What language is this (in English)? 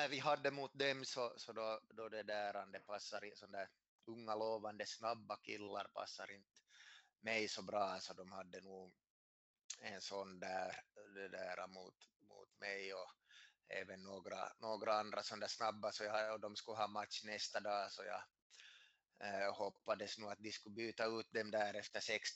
Swedish